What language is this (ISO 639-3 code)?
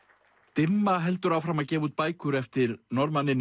isl